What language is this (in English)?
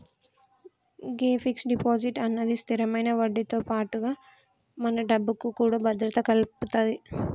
Telugu